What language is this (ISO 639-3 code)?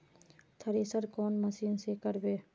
mag